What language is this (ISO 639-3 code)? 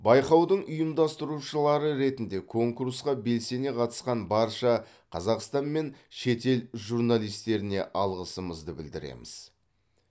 kaz